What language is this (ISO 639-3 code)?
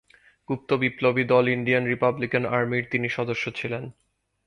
ben